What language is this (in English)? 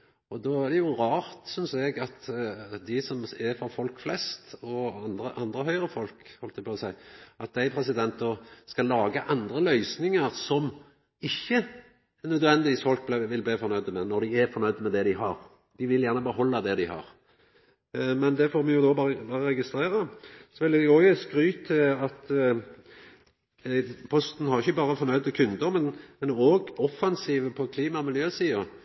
Norwegian Nynorsk